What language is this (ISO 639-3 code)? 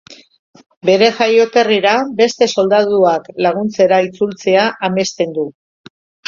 eus